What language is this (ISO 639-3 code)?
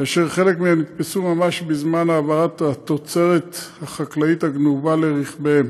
heb